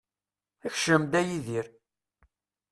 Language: Kabyle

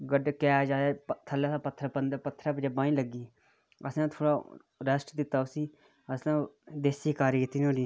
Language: Dogri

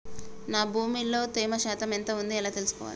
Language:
Telugu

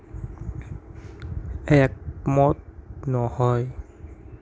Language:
Assamese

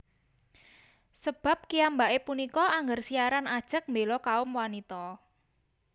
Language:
Javanese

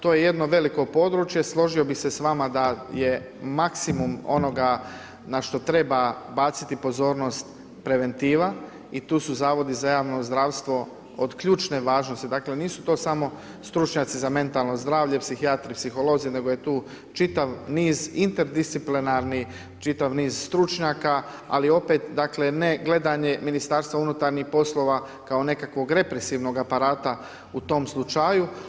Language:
Croatian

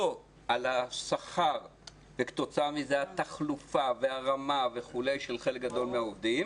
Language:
Hebrew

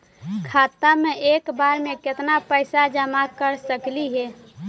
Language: Magahi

